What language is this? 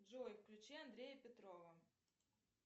Russian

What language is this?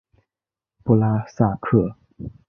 Chinese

